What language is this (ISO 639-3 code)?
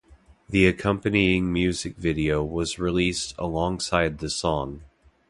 eng